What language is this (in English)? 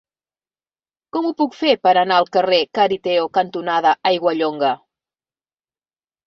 Catalan